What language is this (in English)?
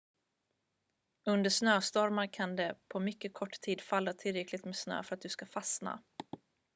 Swedish